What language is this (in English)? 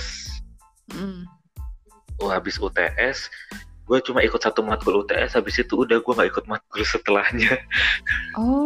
Indonesian